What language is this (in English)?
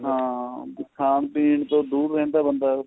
Punjabi